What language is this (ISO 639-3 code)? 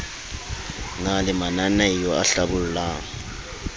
sot